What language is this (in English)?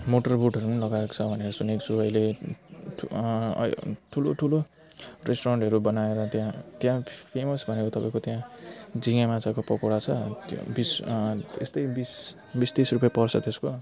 Nepali